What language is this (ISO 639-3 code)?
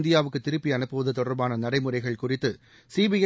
tam